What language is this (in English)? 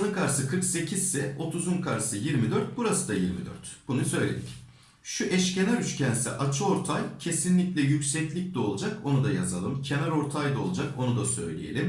Turkish